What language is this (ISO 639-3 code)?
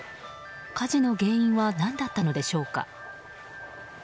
jpn